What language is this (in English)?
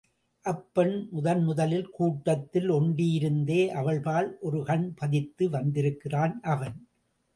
Tamil